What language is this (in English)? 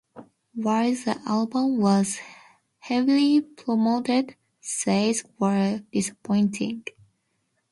English